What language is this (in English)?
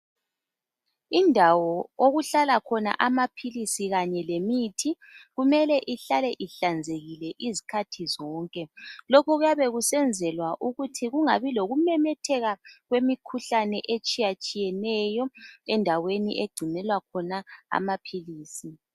North Ndebele